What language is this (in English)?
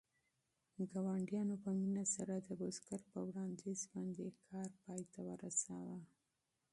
Pashto